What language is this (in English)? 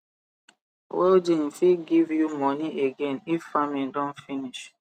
Nigerian Pidgin